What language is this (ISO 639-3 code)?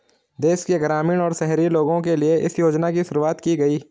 hin